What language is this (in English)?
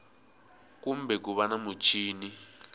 Tsonga